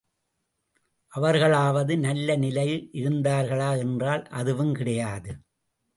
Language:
Tamil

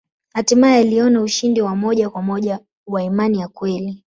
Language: Swahili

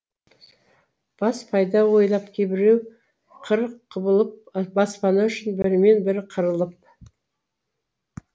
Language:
Kazakh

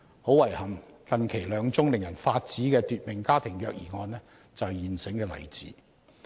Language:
Cantonese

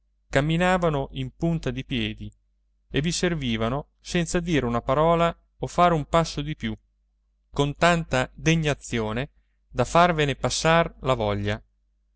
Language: Italian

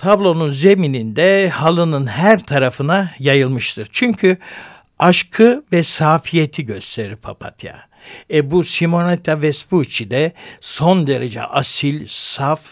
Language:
Turkish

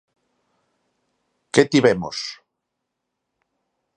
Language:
Galician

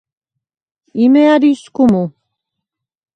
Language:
Svan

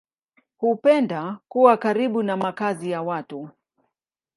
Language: Swahili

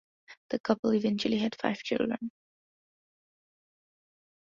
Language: English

